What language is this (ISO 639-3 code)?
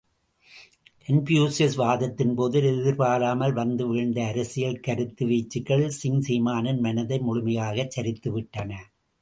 tam